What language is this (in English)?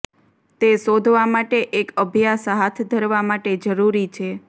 Gujarati